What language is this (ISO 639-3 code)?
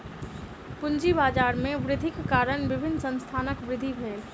mai